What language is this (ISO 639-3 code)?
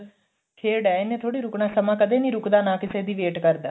pan